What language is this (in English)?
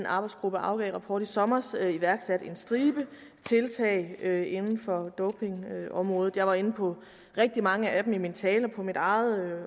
Danish